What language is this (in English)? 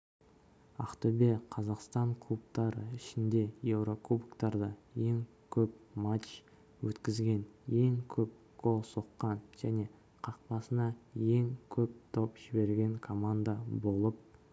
Kazakh